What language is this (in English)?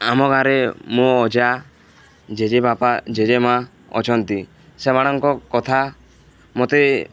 Odia